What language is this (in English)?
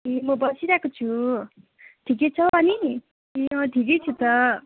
Nepali